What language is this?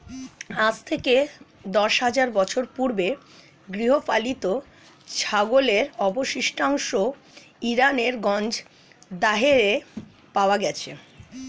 Bangla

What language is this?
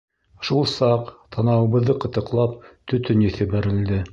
Bashkir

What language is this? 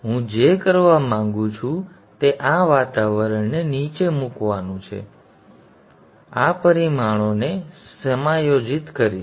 Gujarati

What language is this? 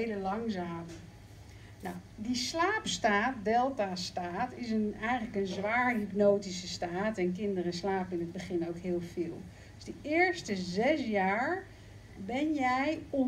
Dutch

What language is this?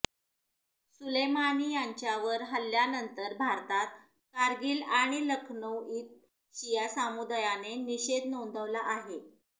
Marathi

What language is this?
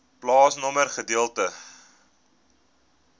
Afrikaans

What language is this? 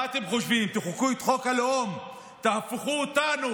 Hebrew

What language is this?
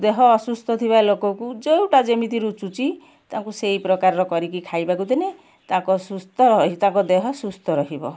Odia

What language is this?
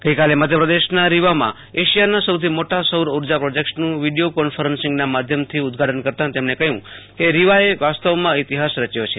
Gujarati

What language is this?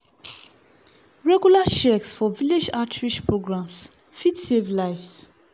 Nigerian Pidgin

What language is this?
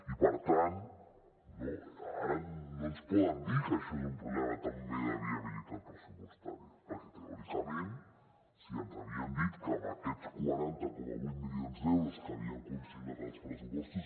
Catalan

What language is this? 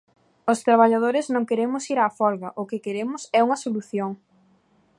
Galician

